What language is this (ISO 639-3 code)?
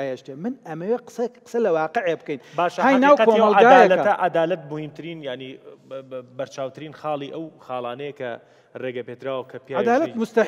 ara